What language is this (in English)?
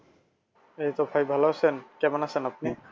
Bangla